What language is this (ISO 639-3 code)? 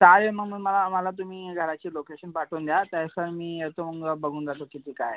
mar